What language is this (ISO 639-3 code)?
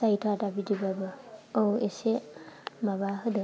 brx